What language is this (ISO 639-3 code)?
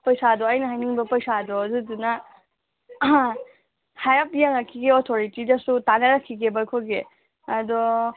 mni